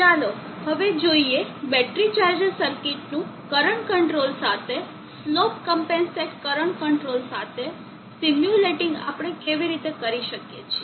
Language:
Gujarati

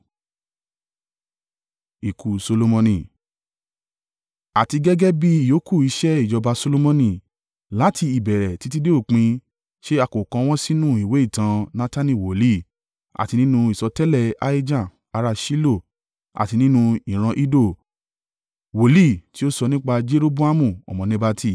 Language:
Yoruba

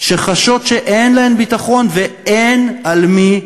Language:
Hebrew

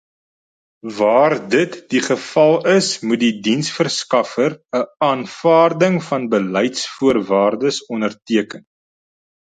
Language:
Afrikaans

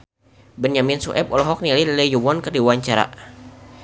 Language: Sundanese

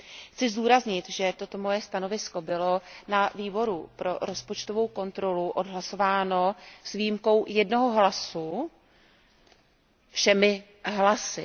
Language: Czech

